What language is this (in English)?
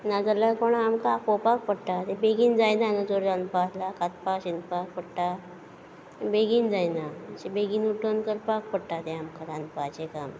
Konkani